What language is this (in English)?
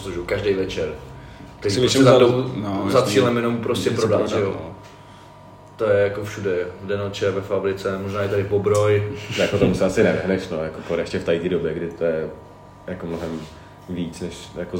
Czech